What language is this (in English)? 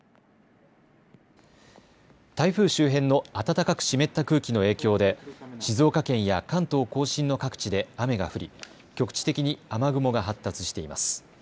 Japanese